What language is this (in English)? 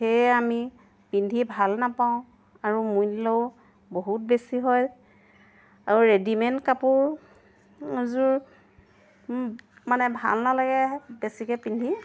Assamese